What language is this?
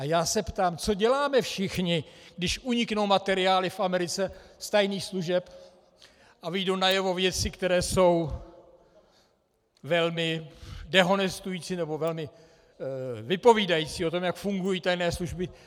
Czech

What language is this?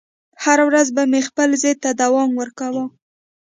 Pashto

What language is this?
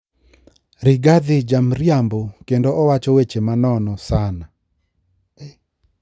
Luo (Kenya and Tanzania)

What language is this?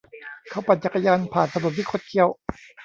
Thai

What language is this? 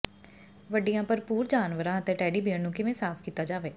Punjabi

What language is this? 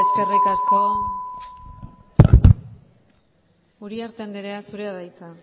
Basque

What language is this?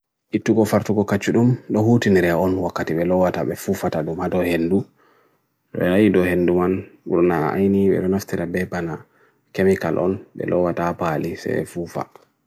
Bagirmi Fulfulde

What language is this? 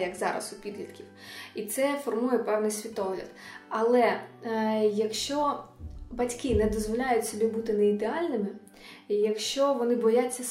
Ukrainian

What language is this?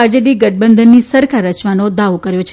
Gujarati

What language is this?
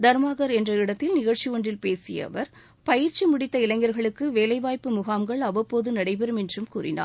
Tamil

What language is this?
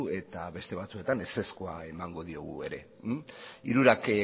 Basque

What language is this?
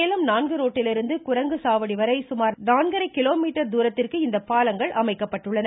Tamil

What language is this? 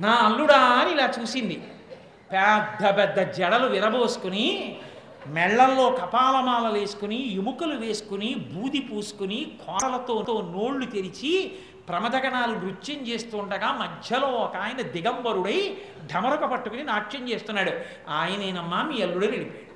Telugu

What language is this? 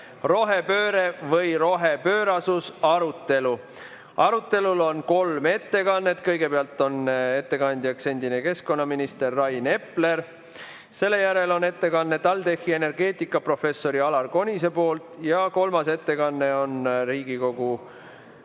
Estonian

